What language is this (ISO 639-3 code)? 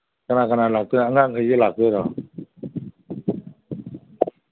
mni